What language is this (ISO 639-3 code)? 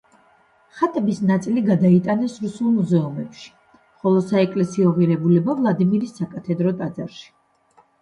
kat